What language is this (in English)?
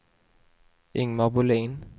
Swedish